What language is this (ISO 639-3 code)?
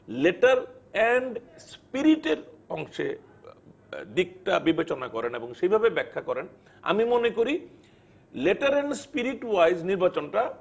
ben